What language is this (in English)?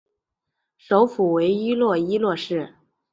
Chinese